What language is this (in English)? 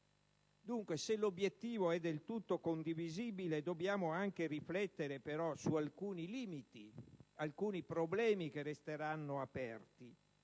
Italian